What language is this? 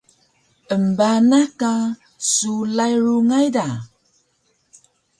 Taroko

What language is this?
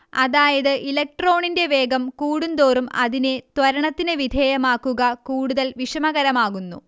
Malayalam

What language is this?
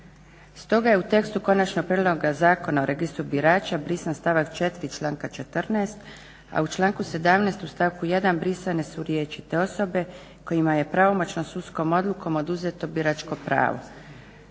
Croatian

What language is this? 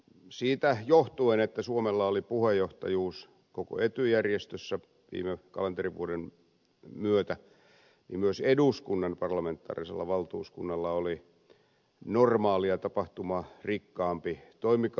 Finnish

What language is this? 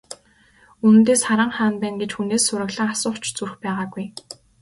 Mongolian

